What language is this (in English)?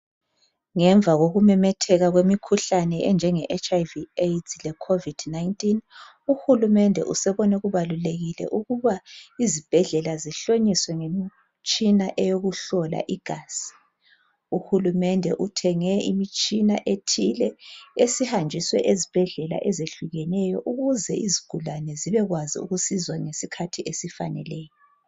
North Ndebele